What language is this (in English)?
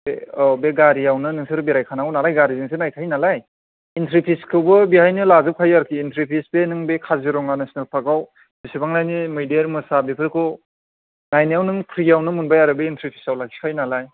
Bodo